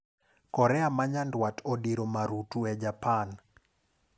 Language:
Luo (Kenya and Tanzania)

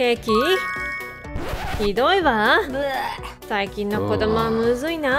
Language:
Japanese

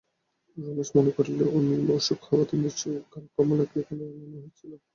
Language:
Bangla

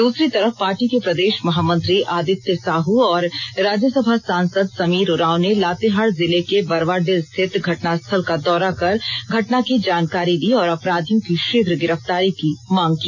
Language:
Hindi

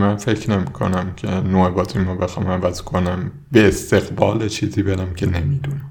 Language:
Persian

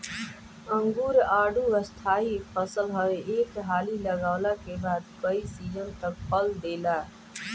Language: Bhojpuri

